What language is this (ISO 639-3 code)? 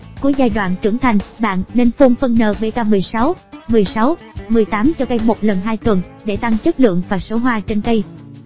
vie